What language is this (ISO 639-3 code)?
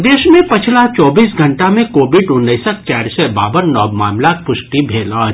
mai